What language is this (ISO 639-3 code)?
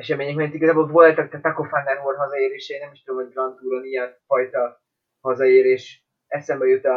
hun